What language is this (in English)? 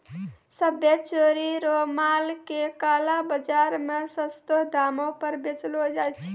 Maithili